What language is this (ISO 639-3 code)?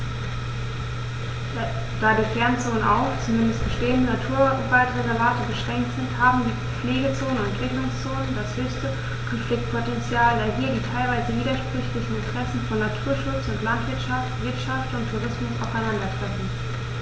deu